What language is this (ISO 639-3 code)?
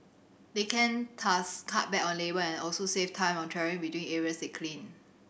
eng